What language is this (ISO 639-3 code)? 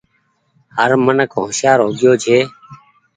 gig